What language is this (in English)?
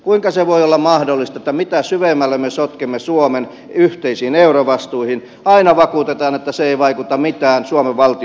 Finnish